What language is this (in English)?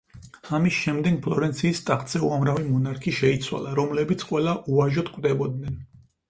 Georgian